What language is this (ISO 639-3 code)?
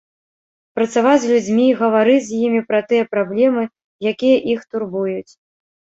bel